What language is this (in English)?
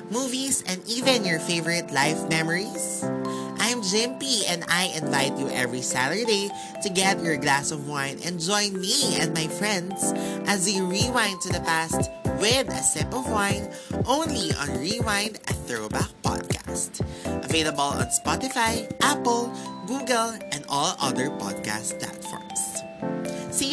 Filipino